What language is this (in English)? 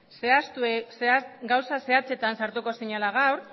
Basque